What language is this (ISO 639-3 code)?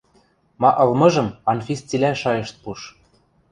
mrj